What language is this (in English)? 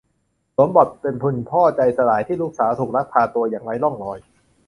Thai